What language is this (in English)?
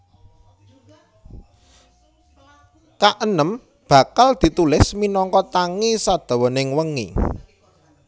Javanese